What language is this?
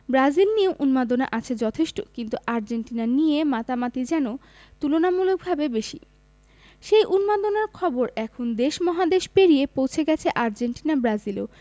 Bangla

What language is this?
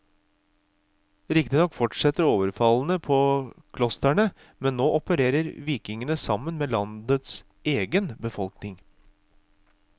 Norwegian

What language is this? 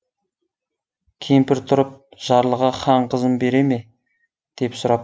Kazakh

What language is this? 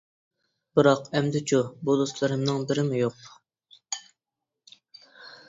Uyghur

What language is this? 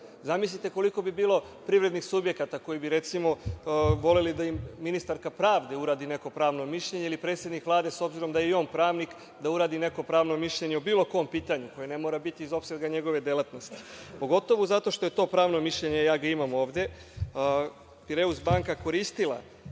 Serbian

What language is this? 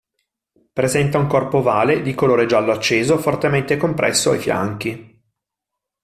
Italian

